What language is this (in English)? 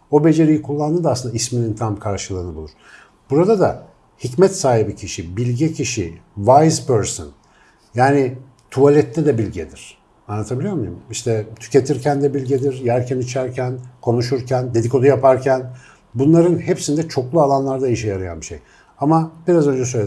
Turkish